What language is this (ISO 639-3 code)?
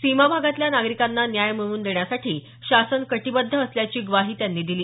mar